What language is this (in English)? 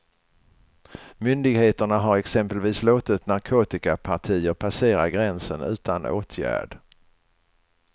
Swedish